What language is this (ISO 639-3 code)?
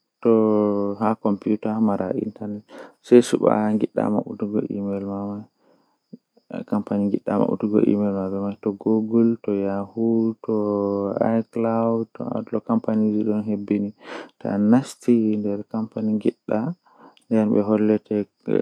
fuh